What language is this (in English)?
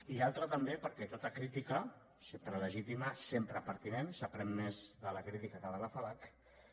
Catalan